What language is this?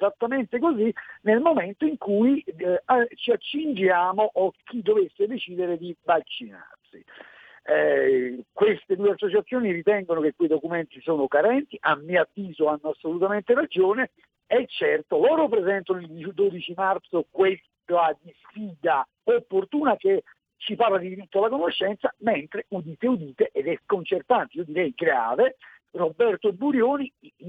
Italian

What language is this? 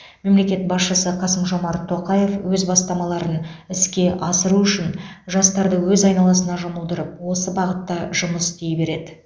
Kazakh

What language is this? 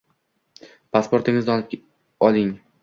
Uzbek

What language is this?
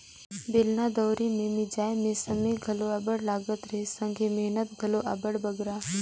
Chhattisgarhi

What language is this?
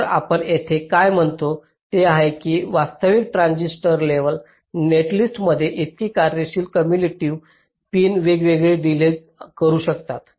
Marathi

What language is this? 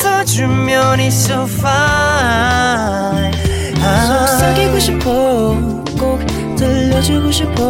Korean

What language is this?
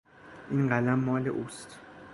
Persian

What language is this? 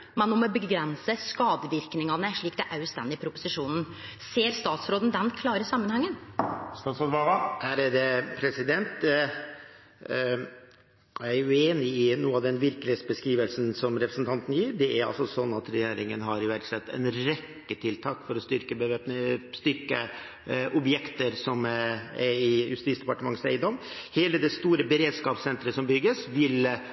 Norwegian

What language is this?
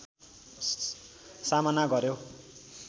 Nepali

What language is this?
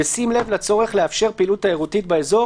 Hebrew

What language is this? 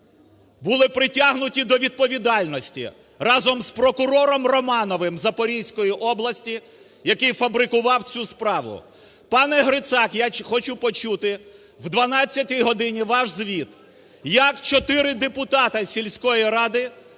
Ukrainian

